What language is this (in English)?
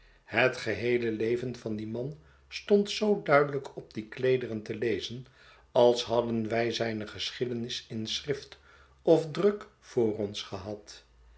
Dutch